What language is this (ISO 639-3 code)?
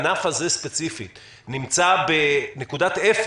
heb